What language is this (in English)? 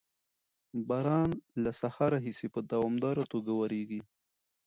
Pashto